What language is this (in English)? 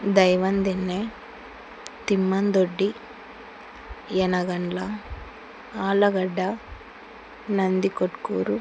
Telugu